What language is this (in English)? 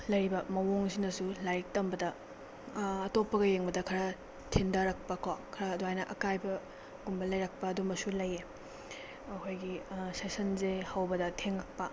Manipuri